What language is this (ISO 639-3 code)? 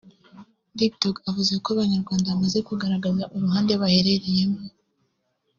kin